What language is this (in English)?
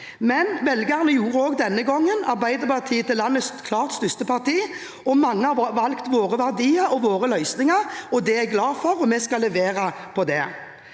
Norwegian